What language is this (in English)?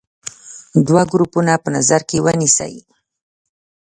Pashto